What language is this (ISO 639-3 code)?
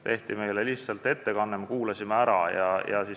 est